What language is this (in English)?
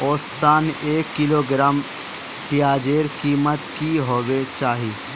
Magahi